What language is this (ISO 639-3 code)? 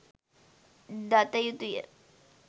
sin